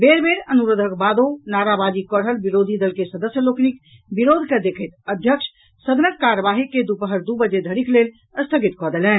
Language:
Maithili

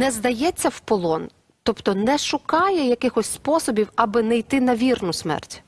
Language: Ukrainian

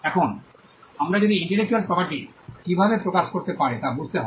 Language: Bangla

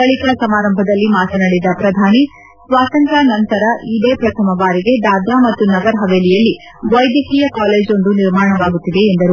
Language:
Kannada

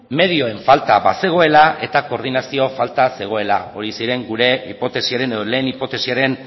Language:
Basque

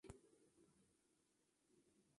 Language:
Spanish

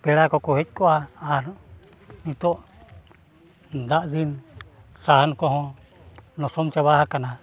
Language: Santali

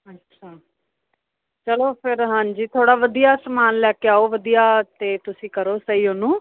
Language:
Punjabi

